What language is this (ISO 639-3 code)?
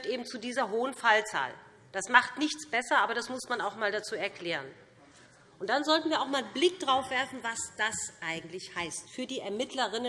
deu